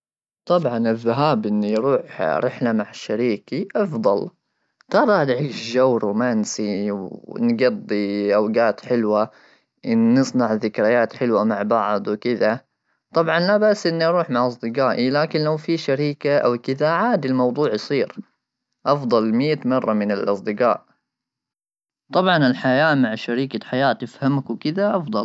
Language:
Gulf Arabic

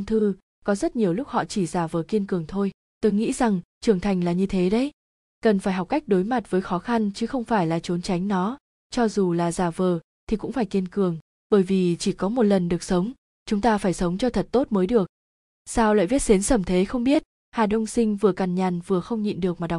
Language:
Vietnamese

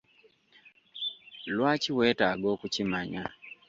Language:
Ganda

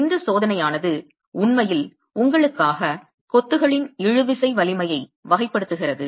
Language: Tamil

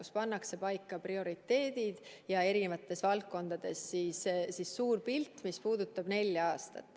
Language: Estonian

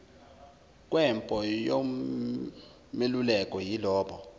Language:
Zulu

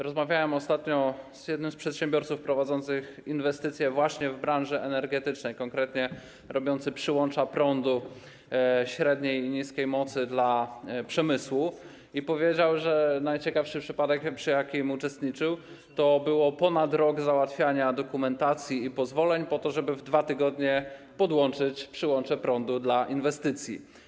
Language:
Polish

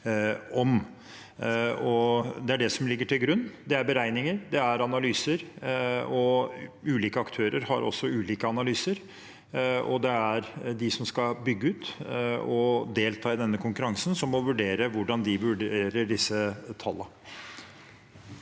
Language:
Norwegian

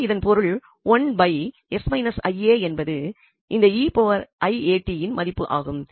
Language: Tamil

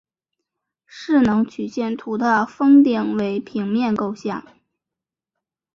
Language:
Chinese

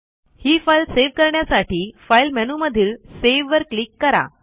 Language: Marathi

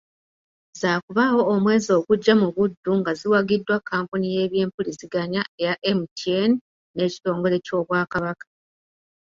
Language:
Ganda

